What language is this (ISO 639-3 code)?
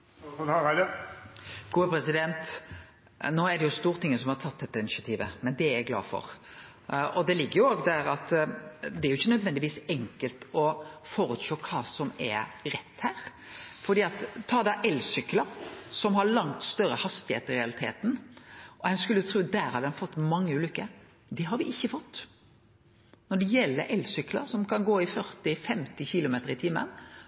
nno